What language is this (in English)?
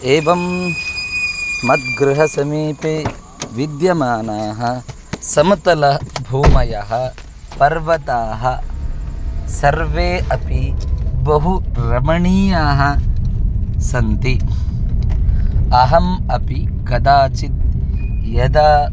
Sanskrit